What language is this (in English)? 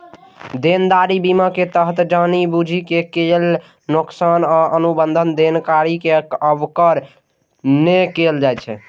Maithili